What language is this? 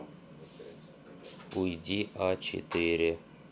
Russian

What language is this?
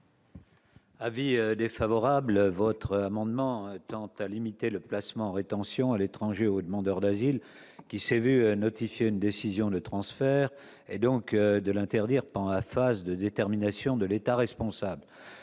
French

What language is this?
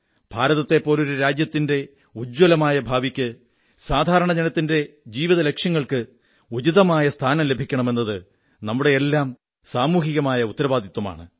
Malayalam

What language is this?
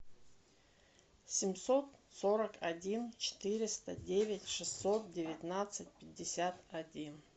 Russian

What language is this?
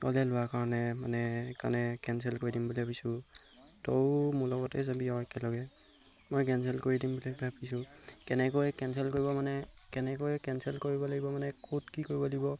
Assamese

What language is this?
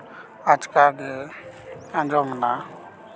Santali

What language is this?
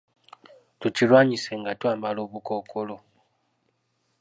Ganda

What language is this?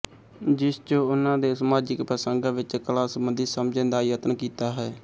Punjabi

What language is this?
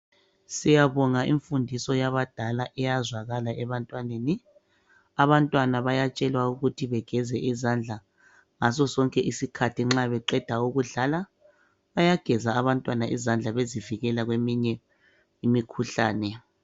North Ndebele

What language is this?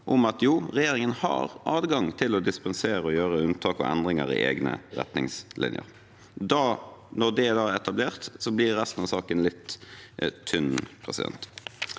Norwegian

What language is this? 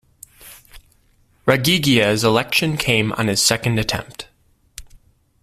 English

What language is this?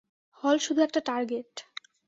Bangla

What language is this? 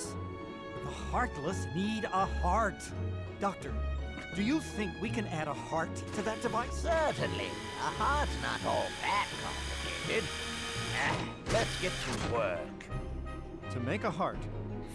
German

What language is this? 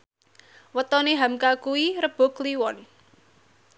Javanese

